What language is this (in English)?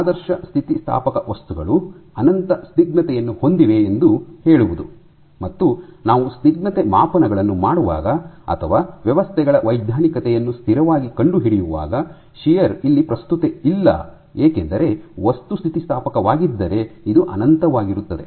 Kannada